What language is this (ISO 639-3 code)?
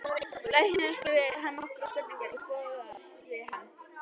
isl